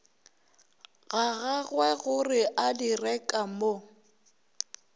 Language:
Northern Sotho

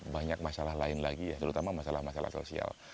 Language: Indonesian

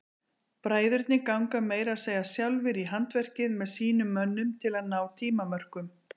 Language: Icelandic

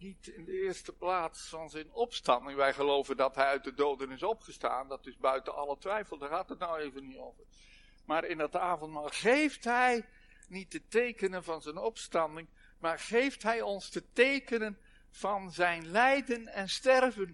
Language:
Dutch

